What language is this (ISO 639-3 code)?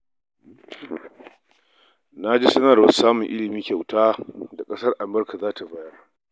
hau